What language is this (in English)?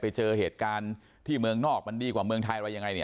Thai